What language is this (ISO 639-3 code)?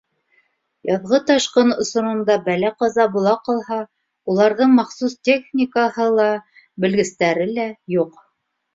bak